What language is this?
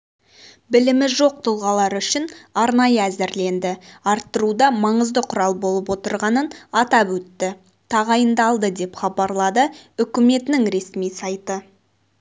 Kazakh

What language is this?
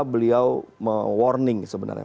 Indonesian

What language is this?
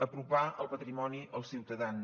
Catalan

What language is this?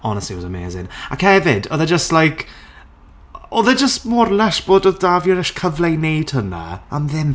Welsh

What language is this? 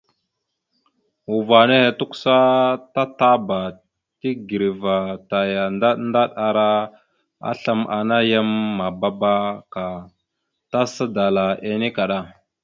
Mada (Cameroon)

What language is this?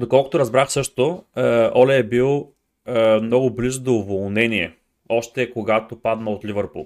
Bulgarian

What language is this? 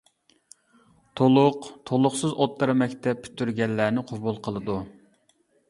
Uyghur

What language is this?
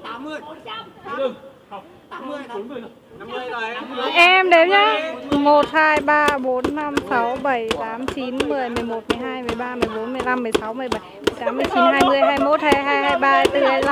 Vietnamese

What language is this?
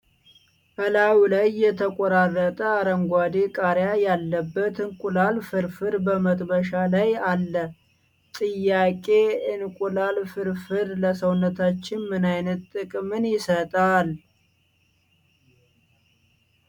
Amharic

